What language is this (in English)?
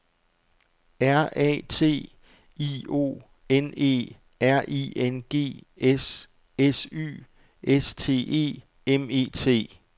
Danish